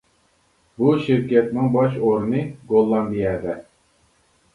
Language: Uyghur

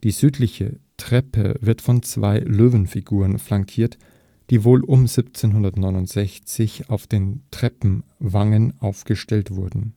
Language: German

